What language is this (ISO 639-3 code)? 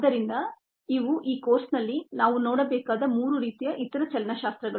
kan